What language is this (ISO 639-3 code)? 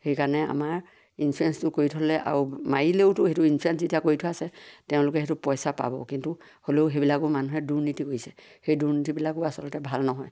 asm